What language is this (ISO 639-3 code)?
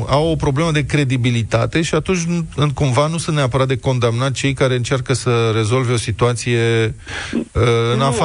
ron